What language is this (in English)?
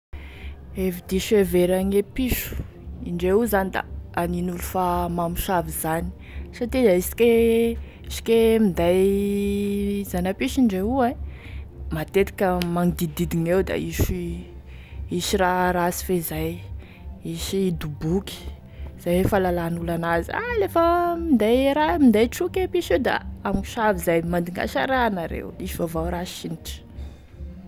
Tesaka Malagasy